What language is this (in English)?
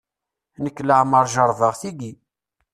Kabyle